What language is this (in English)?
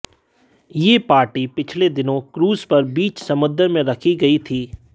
Hindi